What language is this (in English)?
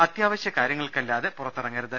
Malayalam